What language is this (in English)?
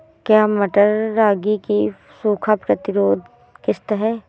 Hindi